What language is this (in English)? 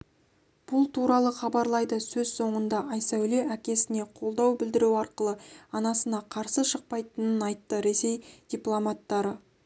Kazakh